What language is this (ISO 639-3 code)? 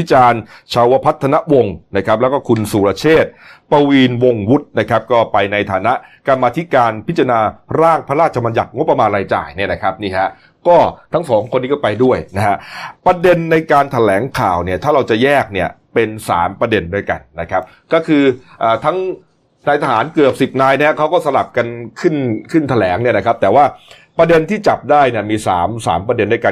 tha